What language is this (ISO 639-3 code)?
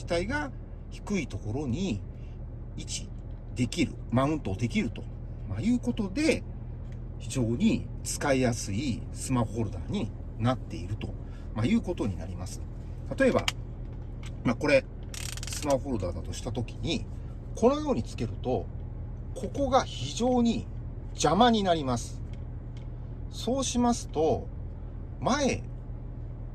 jpn